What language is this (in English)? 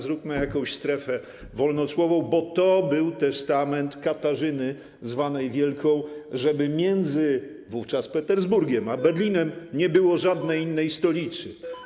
Polish